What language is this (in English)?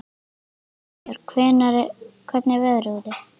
Icelandic